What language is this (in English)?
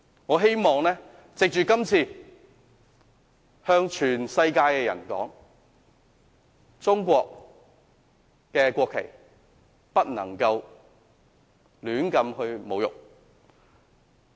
Cantonese